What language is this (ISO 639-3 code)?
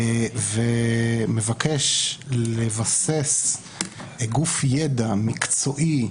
heb